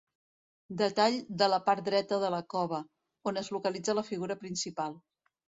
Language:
Catalan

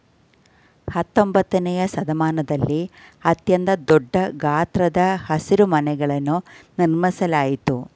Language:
Kannada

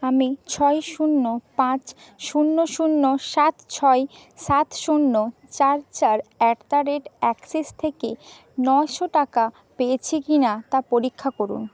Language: Bangla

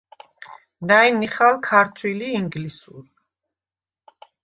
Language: Svan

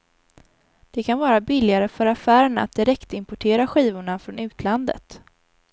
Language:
Swedish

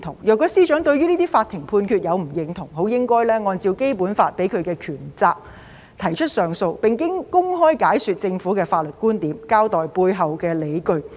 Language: Cantonese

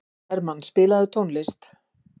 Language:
Icelandic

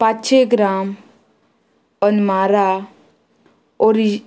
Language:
Konkani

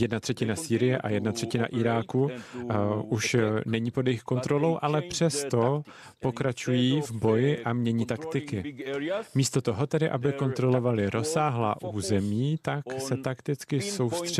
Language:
Czech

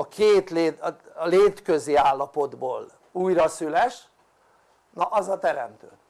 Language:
Hungarian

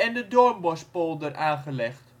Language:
Dutch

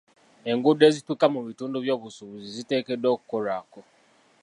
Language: Ganda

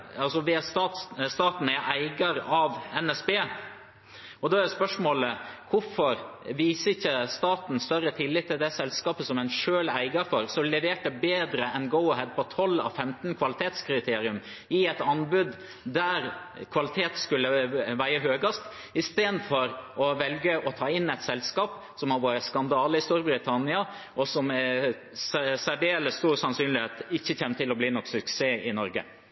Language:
Norwegian Bokmål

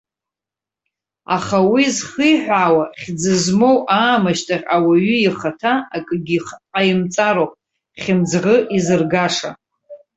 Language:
Abkhazian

